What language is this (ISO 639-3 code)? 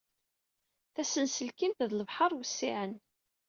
kab